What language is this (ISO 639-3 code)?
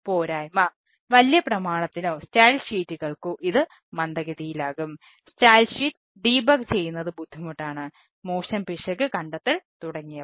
mal